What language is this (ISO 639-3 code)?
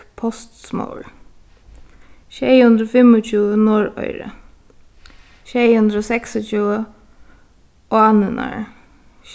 fao